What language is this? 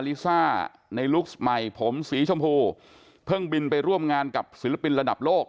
Thai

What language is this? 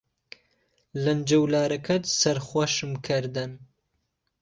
Central Kurdish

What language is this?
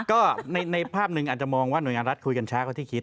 Thai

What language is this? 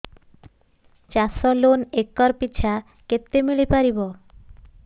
Odia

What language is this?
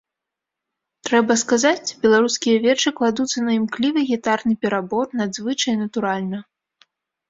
Belarusian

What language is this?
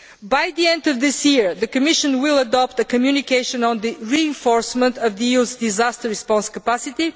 English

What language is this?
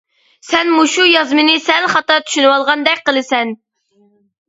Uyghur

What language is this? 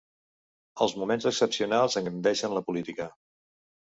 Catalan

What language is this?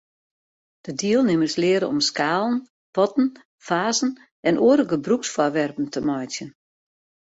Western Frisian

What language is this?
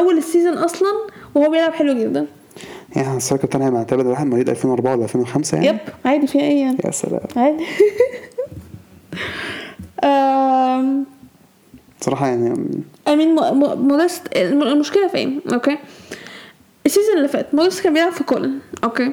Arabic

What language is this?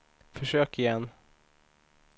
Swedish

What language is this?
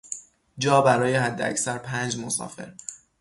Persian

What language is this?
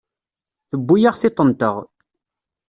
Kabyle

